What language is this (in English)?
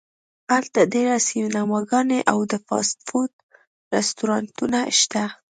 Pashto